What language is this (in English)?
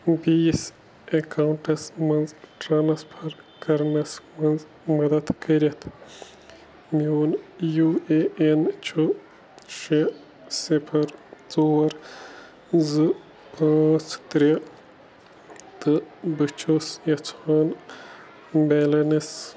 Kashmiri